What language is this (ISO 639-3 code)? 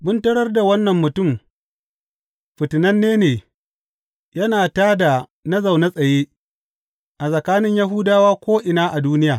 hau